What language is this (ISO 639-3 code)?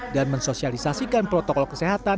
ind